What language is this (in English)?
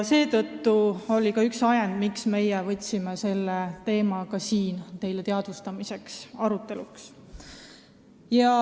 Estonian